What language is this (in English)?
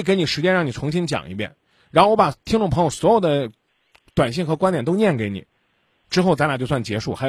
Chinese